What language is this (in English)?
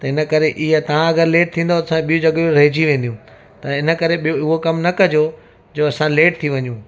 Sindhi